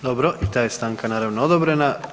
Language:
Croatian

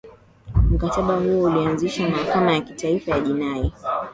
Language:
Swahili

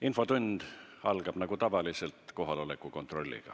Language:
Estonian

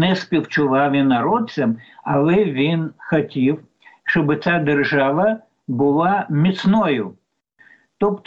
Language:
Ukrainian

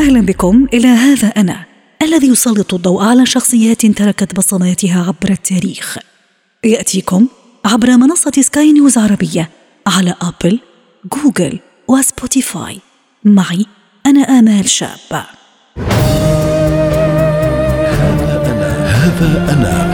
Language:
Arabic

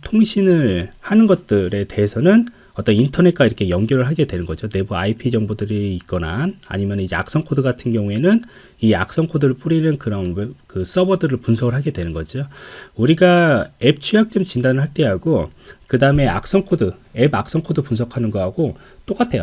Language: Korean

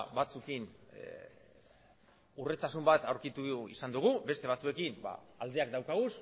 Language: Basque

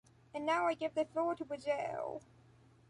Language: English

